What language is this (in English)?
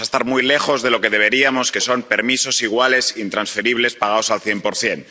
Spanish